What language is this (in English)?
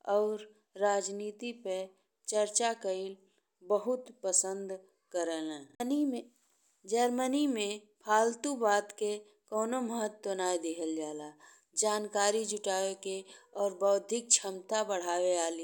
Bhojpuri